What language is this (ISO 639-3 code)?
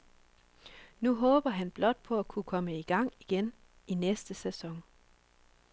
dan